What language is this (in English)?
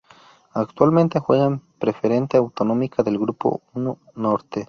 Spanish